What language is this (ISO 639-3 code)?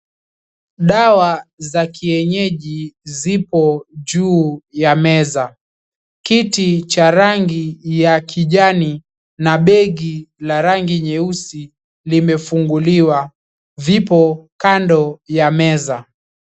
swa